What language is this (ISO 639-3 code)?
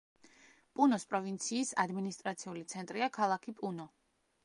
kat